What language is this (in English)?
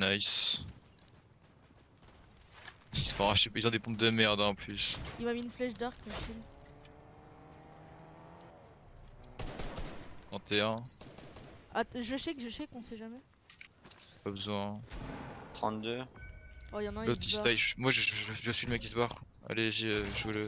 French